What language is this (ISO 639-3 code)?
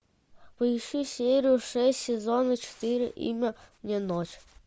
rus